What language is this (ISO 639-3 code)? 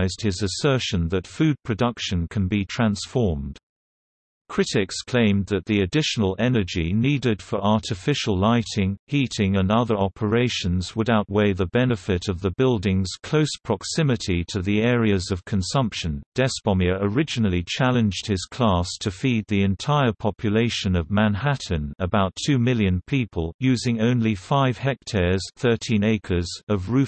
eng